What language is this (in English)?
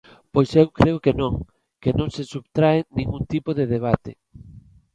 Galician